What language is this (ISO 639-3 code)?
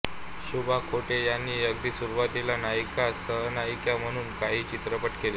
mar